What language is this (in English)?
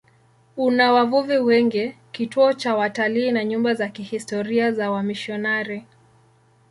Swahili